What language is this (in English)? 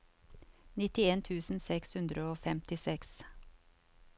Norwegian